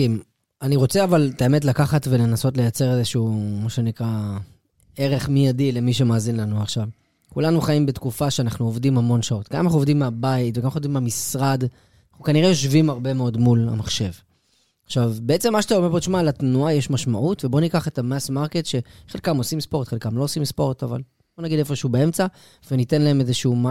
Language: Hebrew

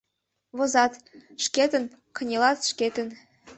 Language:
Mari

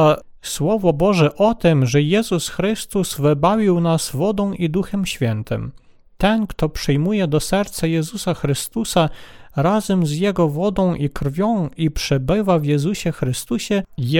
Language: Polish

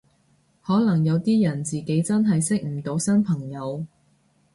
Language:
Cantonese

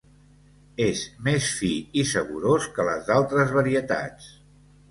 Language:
Catalan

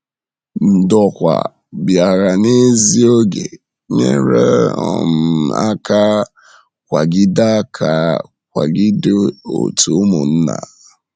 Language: Igbo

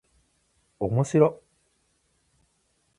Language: Japanese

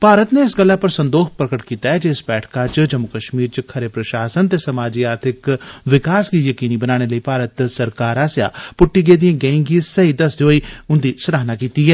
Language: Dogri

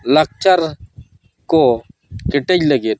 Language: Santali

